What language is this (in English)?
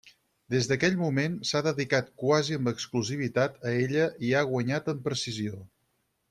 Catalan